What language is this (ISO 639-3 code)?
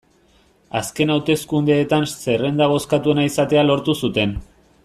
eus